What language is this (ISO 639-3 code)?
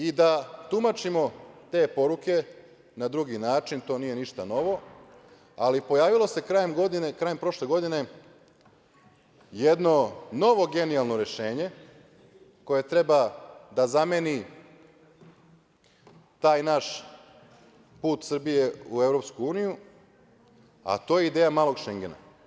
srp